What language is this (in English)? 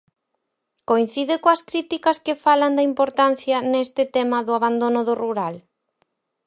Galician